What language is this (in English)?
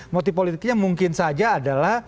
Indonesian